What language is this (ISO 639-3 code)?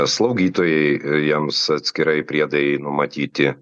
lit